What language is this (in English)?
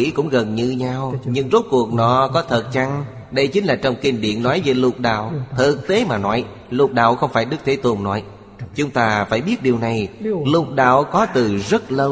Vietnamese